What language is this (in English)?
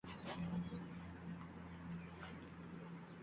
Uzbek